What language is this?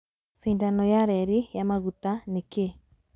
Kikuyu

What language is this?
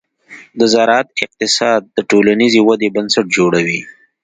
Pashto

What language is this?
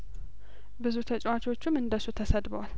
Amharic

